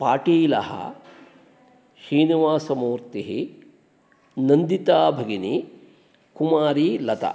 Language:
Sanskrit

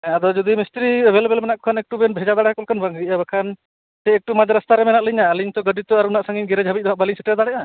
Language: Santali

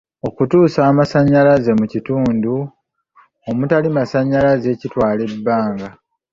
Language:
Ganda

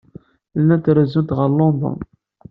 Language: Kabyle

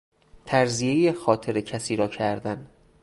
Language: Persian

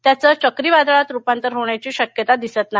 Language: Marathi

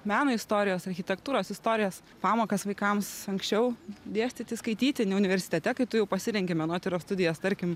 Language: Lithuanian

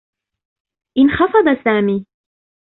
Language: Arabic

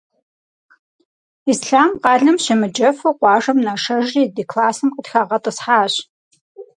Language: Kabardian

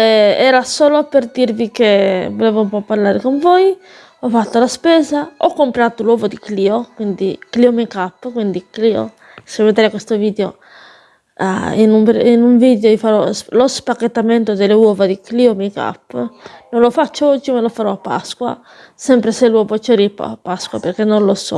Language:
Italian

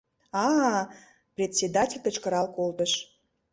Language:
Mari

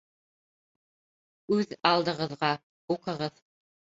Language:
Bashkir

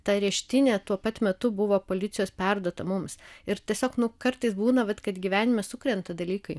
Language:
Lithuanian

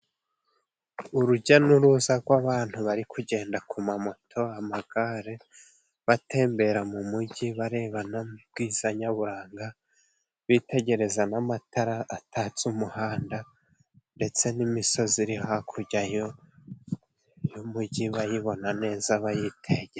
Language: Kinyarwanda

